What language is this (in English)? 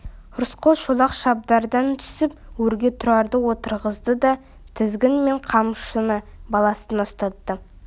Kazakh